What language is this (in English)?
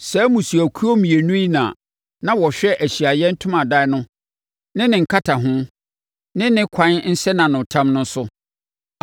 Akan